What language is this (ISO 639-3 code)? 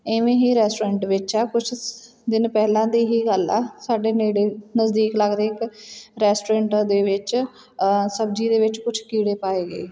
pan